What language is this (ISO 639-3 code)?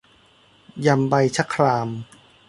tha